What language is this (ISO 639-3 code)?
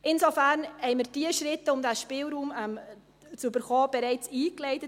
gsw